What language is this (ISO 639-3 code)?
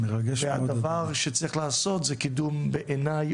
heb